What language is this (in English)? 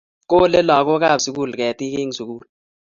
Kalenjin